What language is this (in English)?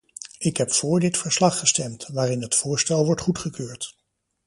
Dutch